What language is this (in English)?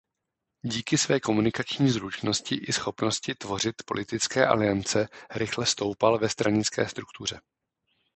Czech